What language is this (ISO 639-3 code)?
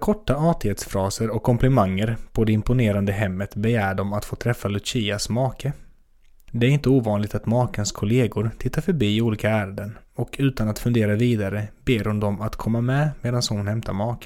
swe